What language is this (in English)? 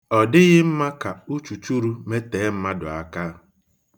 Igbo